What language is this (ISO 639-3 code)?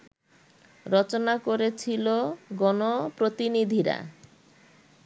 ben